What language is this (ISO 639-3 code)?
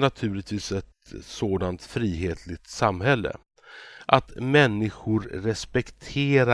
swe